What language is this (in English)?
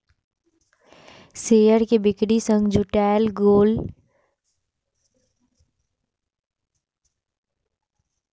Maithili